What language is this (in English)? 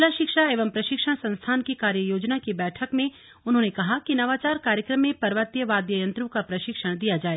Hindi